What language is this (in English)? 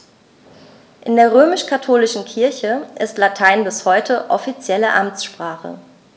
German